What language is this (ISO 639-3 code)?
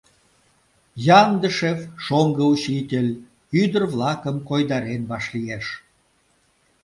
chm